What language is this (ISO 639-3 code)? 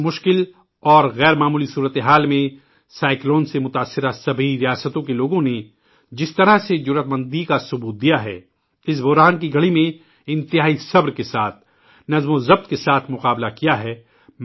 urd